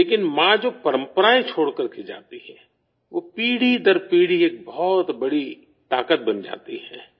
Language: Urdu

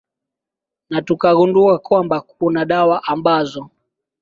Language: Swahili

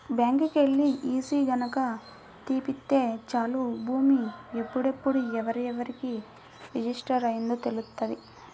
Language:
Telugu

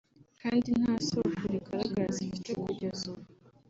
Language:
Kinyarwanda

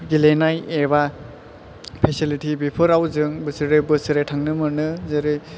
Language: Bodo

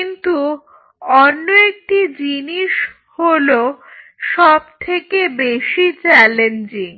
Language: Bangla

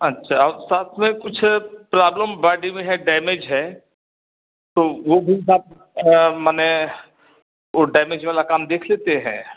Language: Hindi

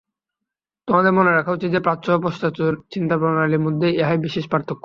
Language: Bangla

